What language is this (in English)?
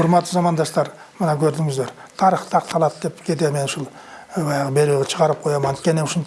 Turkish